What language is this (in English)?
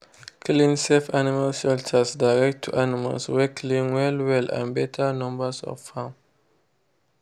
Nigerian Pidgin